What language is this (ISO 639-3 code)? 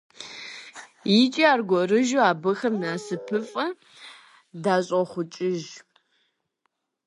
kbd